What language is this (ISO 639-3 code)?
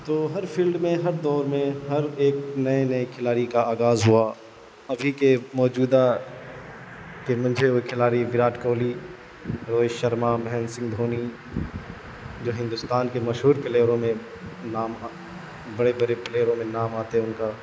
urd